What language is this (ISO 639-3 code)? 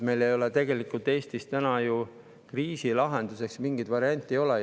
est